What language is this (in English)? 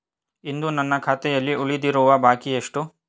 Kannada